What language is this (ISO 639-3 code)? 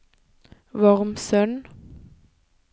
nor